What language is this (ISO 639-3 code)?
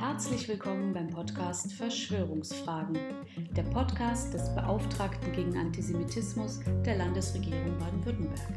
deu